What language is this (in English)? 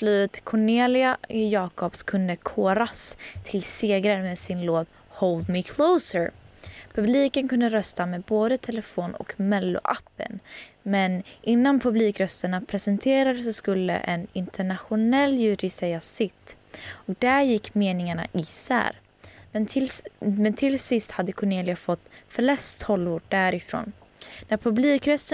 Swedish